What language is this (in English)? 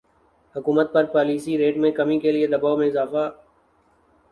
Urdu